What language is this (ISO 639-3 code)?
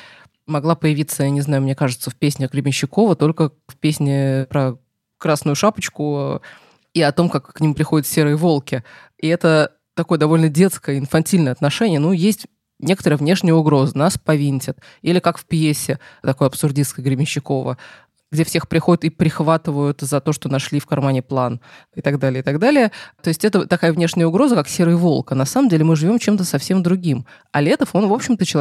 rus